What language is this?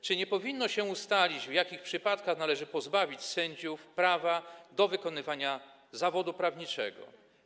Polish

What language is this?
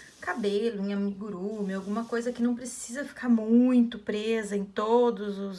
Portuguese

